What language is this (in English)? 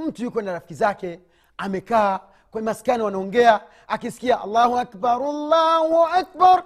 Swahili